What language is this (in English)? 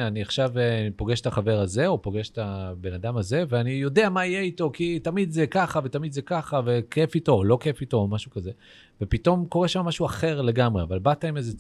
Hebrew